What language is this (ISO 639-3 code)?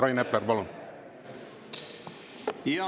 est